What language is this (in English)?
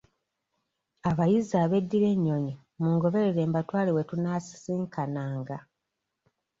Ganda